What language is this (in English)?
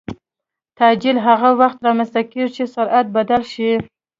Pashto